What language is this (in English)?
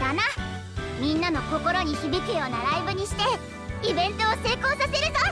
Japanese